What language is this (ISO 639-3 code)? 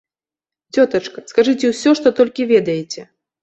bel